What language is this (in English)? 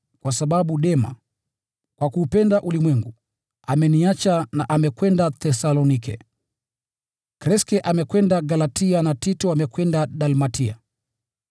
Swahili